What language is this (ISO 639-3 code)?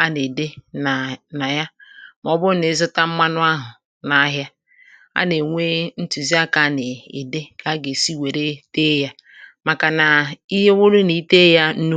ibo